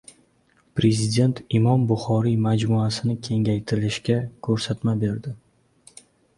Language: Uzbek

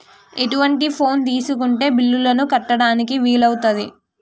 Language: Telugu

